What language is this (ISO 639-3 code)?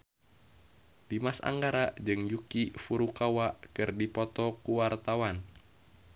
sun